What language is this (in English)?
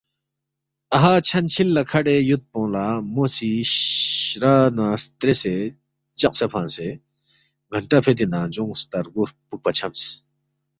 Balti